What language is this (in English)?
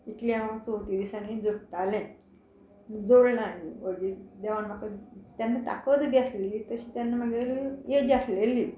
Konkani